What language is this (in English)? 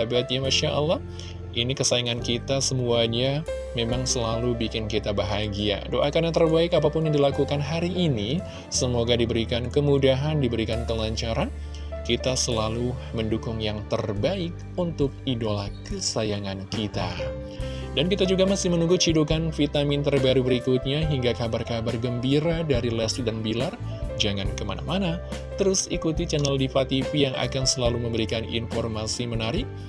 Indonesian